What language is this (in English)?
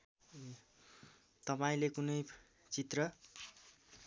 Nepali